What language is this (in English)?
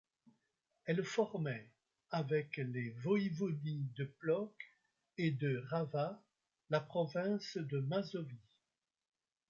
French